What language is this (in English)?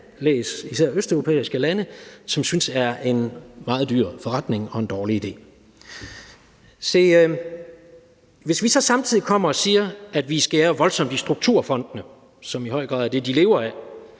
Danish